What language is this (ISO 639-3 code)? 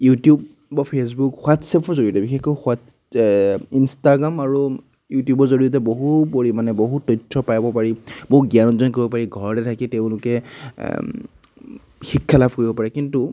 asm